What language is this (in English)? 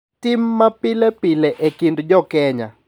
Luo (Kenya and Tanzania)